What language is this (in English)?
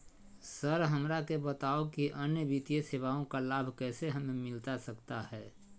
Magahi